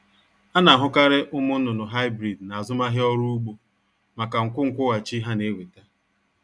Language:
Igbo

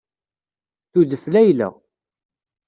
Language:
Kabyle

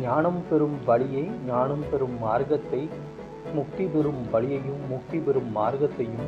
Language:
Tamil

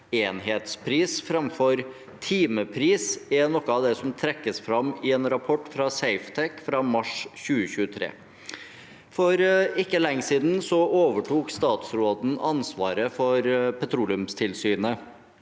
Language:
Norwegian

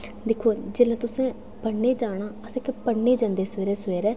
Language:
Dogri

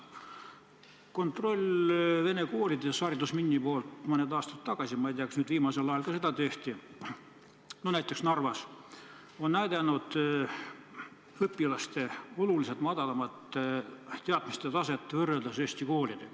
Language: Estonian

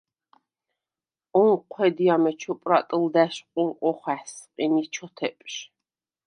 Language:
Svan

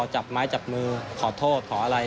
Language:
Thai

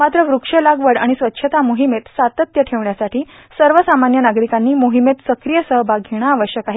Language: Marathi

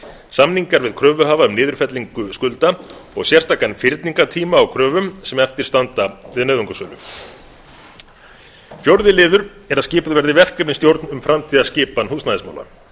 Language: Icelandic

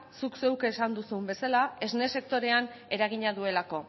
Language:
Basque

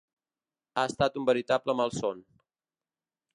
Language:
Catalan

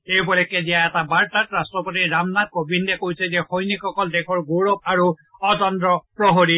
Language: Assamese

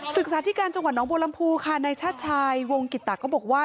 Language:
Thai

